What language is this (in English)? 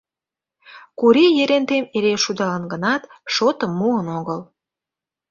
Mari